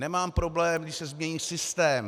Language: Czech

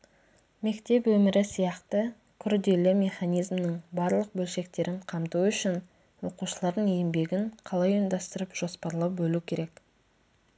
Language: Kazakh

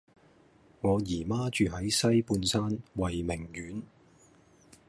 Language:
Cantonese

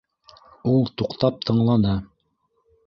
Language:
Bashkir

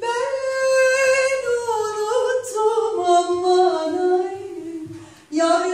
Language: Turkish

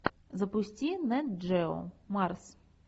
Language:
Russian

